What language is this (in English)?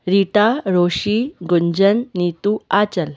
Sindhi